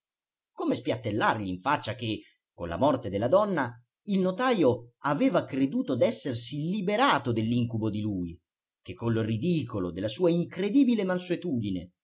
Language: Italian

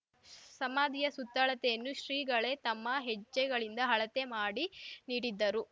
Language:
Kannada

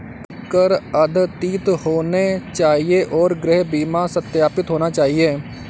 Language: Hindi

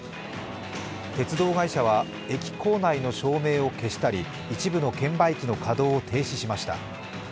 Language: Japanese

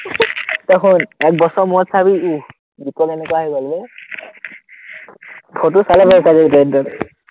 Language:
Assamese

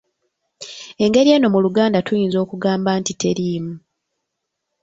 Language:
Ganda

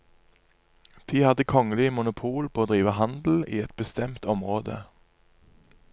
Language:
Norwegian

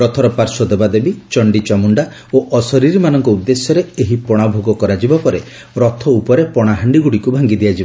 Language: Odia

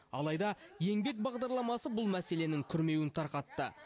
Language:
Kazakh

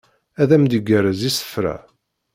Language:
Kabyle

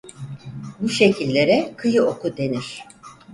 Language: Turkish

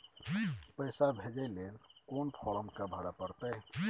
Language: Maithili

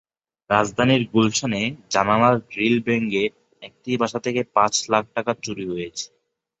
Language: Bangla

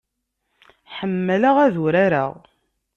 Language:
Kabyle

